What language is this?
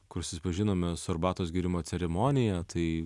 Lithuanian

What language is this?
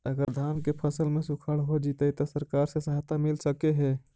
Magahi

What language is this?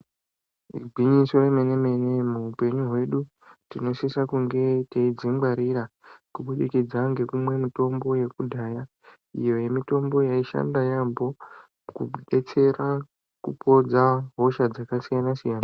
Ndau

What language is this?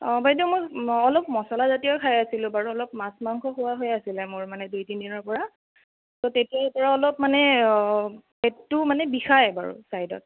Assamese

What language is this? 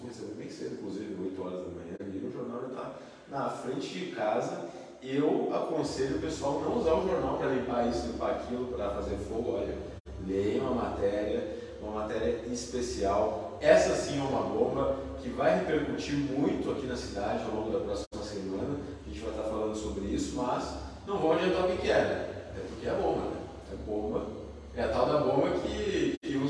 Portuguese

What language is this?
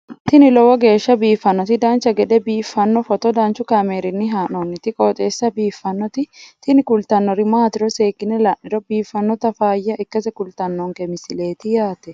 Sidamo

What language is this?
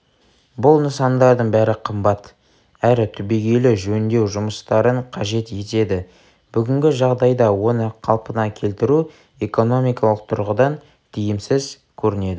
Kazakh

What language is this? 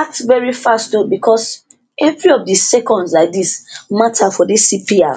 Nigerian Pidgin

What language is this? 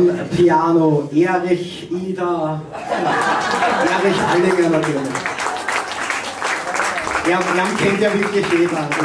German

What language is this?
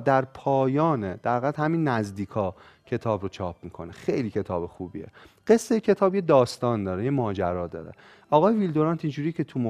Persian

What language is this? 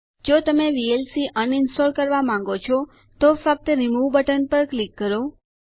Gujarati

